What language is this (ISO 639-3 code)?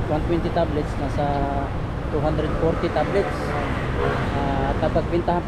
fil